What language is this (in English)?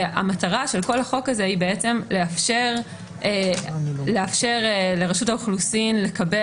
Hebrew